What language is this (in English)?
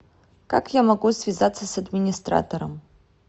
Russian